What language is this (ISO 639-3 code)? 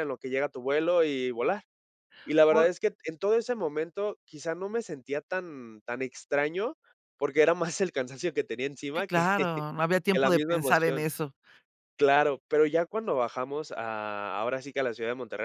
spa